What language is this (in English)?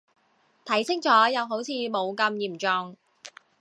Cantonese